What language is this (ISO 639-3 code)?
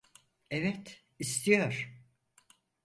tur